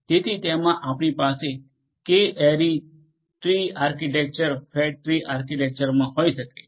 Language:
Gujarati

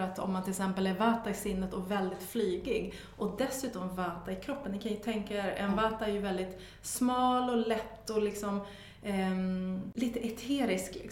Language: Swedish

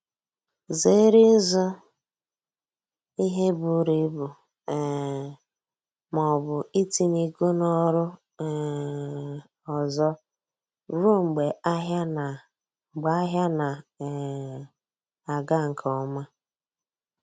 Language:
Igbo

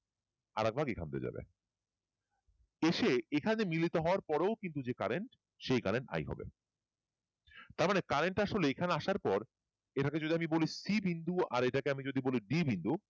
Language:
Bangla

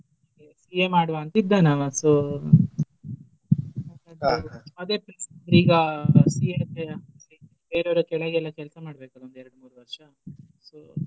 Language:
Kannada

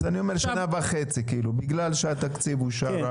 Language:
Hebrew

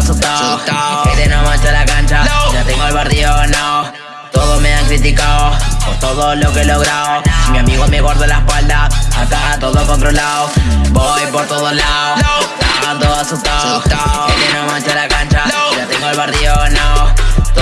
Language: Spanish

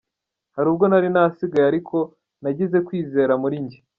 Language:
Kinyarwanda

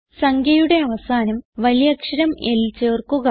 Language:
Malayalam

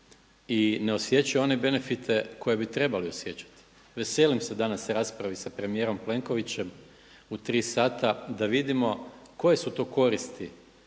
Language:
Croatian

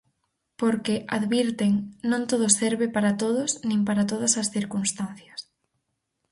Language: Galician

